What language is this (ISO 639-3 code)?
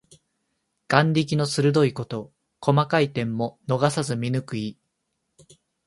jpn